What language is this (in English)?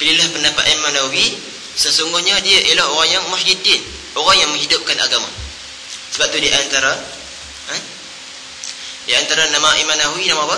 Malay